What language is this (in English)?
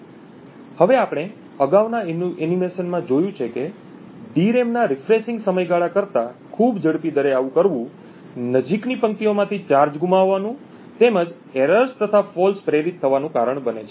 Gujarati